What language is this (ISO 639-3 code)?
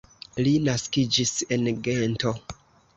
epo